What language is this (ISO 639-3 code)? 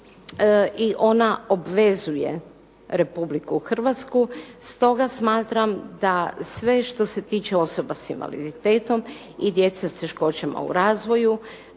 hrv